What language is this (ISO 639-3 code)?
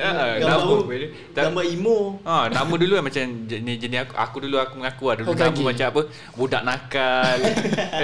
msa